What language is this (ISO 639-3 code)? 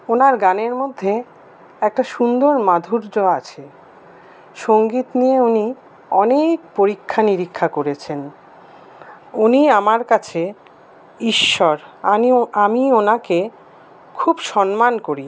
ben